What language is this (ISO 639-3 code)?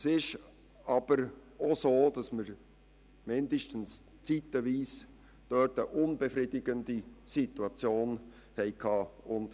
gsw